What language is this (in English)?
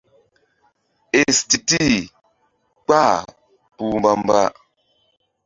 Mbum